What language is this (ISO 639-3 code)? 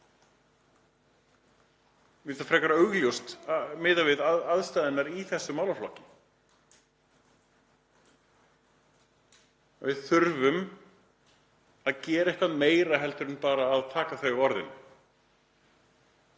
isl